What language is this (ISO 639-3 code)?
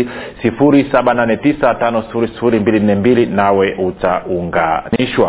swa